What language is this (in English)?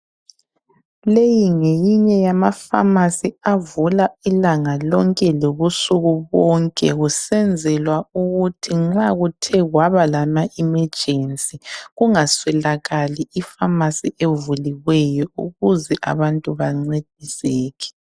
North Ndebele